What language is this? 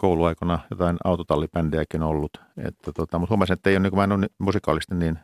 Finnish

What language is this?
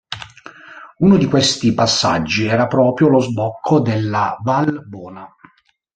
Italian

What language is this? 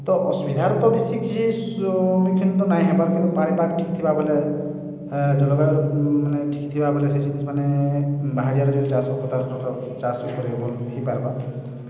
Odia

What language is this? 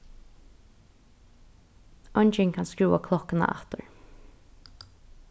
Faroese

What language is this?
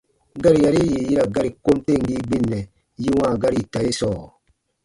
Baatonum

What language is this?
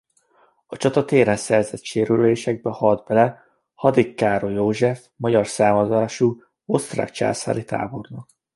Hungarian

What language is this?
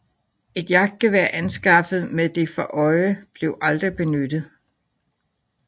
Danish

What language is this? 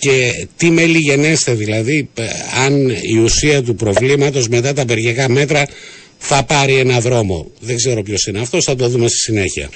Greek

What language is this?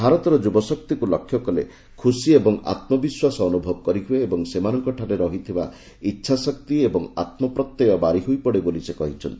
Odia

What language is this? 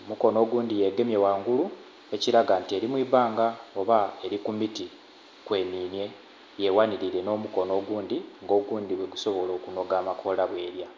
Soga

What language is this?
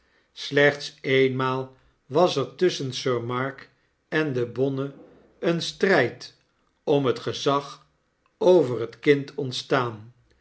Dutch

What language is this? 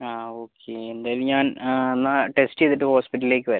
Malayalam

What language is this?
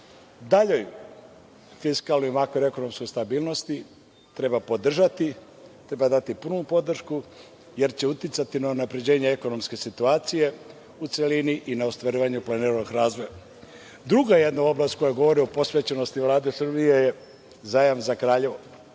Serbian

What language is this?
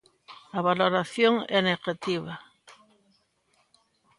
Galician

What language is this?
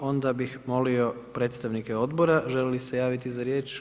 Croatian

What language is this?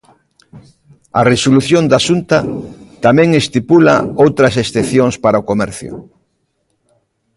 Galician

